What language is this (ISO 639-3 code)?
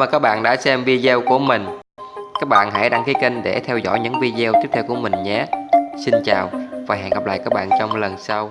vie